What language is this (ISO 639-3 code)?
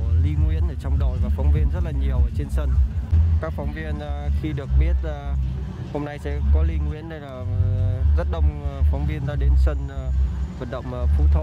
vie